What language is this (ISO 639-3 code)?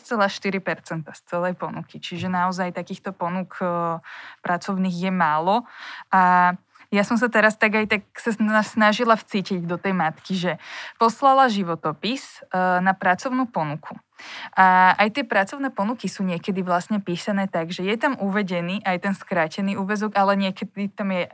slk